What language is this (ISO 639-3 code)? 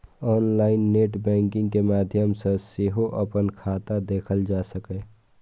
mai